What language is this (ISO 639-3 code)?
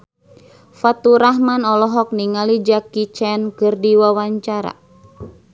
sun